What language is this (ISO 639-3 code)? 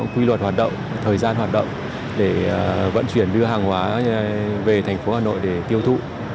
vie